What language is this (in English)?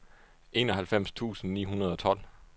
Danish